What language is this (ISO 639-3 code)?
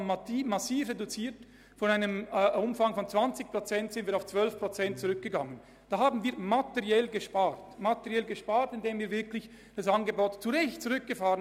gsw